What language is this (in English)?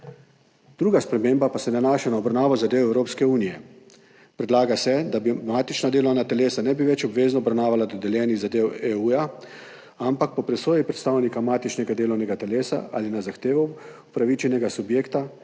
Slovenian